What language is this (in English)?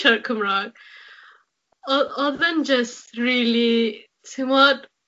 Welsh